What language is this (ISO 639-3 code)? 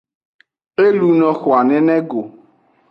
ajg